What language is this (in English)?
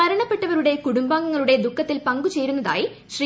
Malayalam